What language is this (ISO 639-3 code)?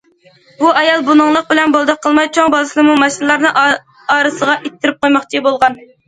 uig